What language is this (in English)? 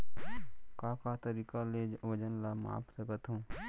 Chhattisgarhi